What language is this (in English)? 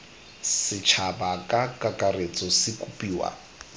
Tswana